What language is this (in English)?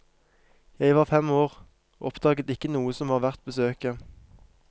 Norwegian